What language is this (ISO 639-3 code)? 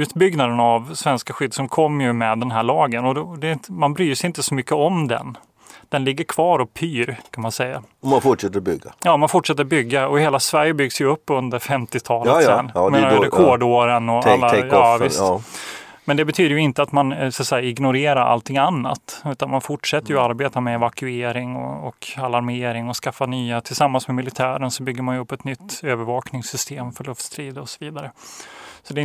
swe